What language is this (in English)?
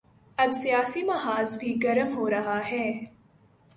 Urdu